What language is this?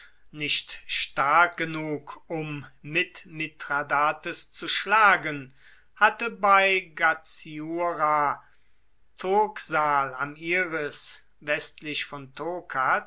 German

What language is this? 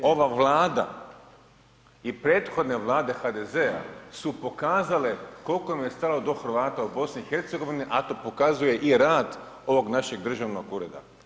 Croatian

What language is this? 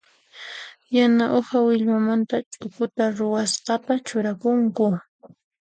Puno Quechua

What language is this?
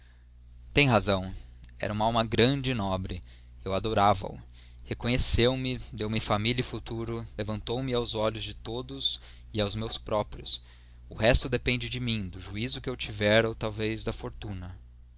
Portuguese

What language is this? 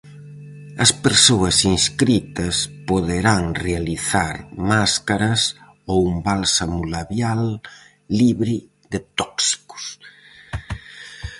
Galician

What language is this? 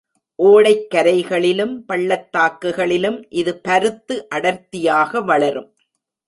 Tamil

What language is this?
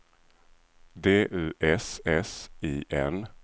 Swedish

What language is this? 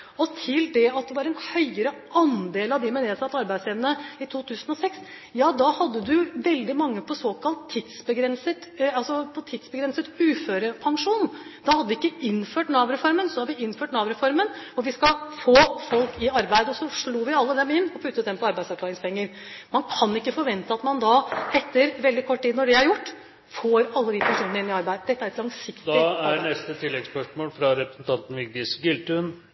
Norwegian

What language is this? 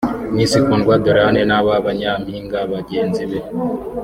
Kinyarwanda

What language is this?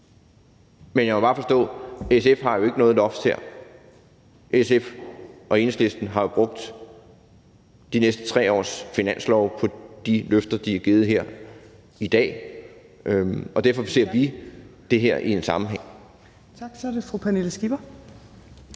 Danish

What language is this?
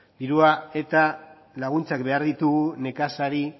Basque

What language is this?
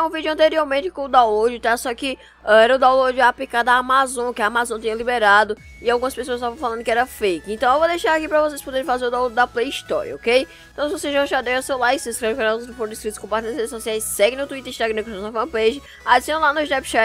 Portuguese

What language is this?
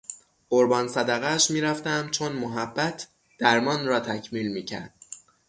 Persian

